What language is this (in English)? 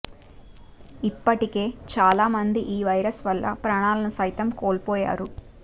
Telugu